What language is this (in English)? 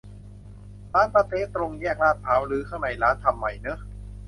Thai